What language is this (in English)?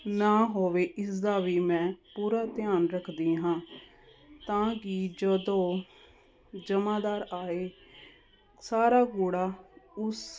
Punjabi